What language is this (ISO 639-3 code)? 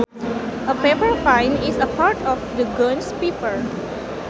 sun